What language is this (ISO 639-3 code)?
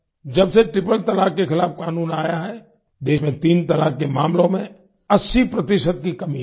hin